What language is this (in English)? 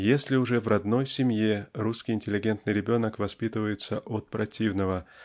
Russian